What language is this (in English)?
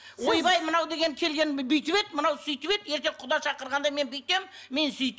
Kazakh